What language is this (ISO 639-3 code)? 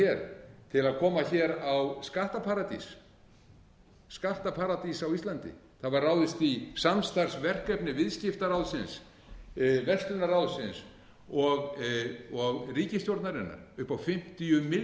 isl